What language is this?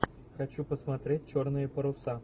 Russian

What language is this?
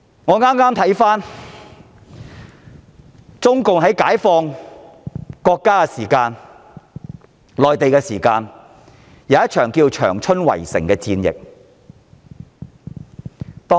Cantonese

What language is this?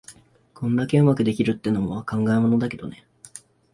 Japanese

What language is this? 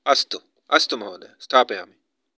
Sanskrit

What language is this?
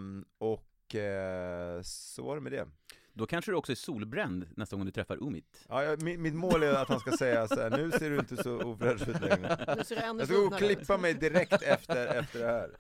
Swedish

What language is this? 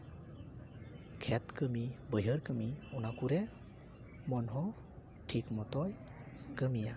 Santali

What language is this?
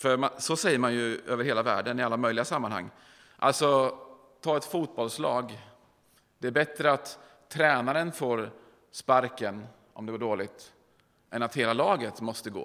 Swedish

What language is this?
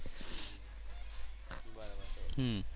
Gujarati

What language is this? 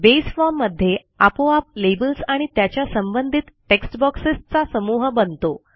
Marathi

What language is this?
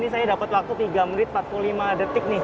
Indonesian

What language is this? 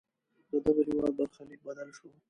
Pashto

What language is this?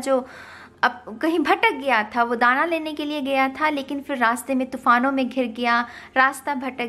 Hindi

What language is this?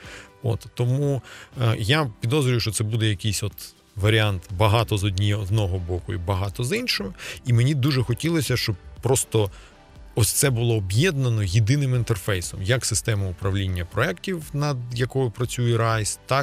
Ukrainian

